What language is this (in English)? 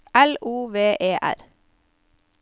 Norwegian